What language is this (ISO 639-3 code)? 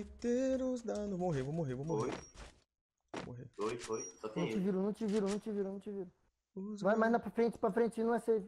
por